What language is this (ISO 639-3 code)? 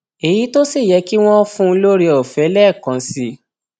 yor